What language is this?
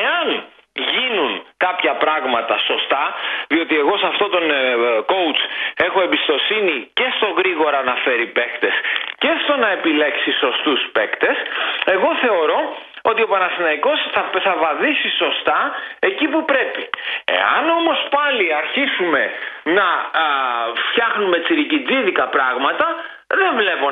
Greek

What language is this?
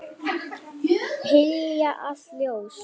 Icelandic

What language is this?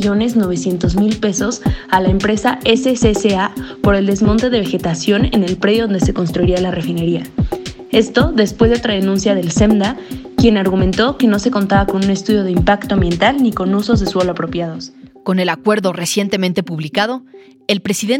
Spanish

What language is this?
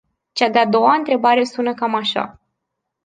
Romanian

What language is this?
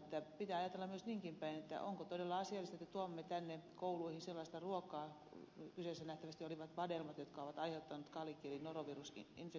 Finnish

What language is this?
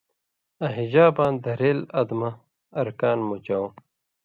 Indus Kohistani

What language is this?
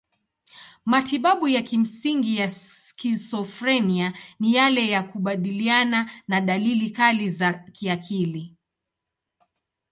Swahili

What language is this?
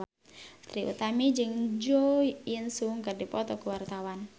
Sundanese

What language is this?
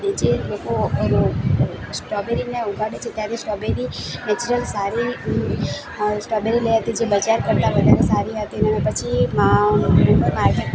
Gujarati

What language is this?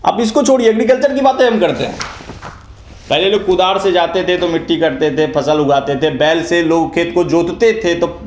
Hindi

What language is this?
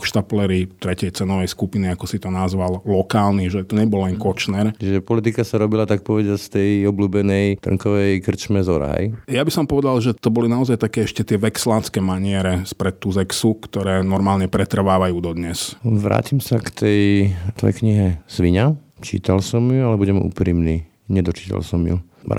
Slovak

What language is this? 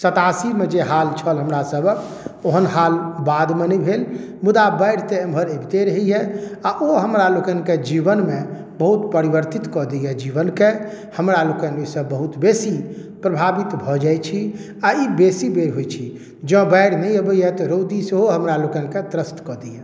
Maithili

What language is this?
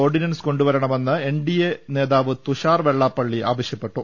Malayalam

